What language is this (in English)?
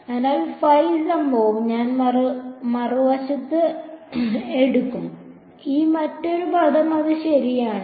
Malayalam